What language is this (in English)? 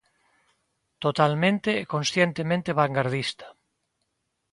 Galician